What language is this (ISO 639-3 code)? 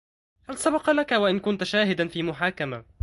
ara